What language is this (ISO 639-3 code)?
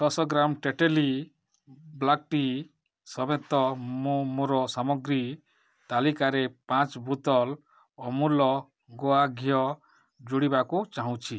ori